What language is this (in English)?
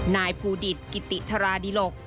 Thai